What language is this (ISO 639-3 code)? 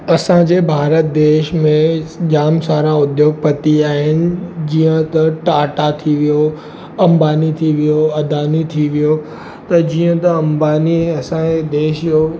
snd